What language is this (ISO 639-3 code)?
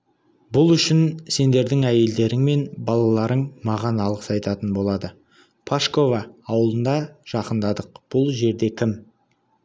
kaz